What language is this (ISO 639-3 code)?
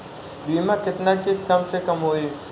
bho